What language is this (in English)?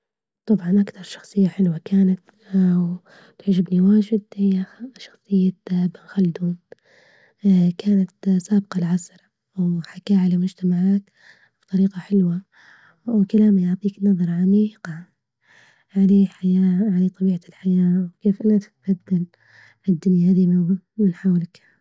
Libyan Arabic